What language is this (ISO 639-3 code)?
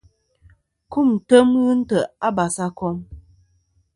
bkm